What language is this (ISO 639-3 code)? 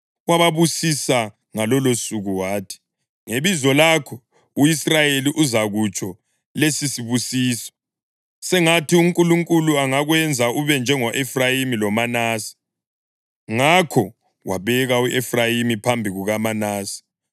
nde